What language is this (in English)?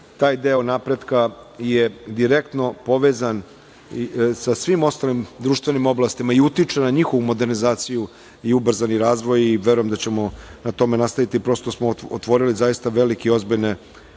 Serbian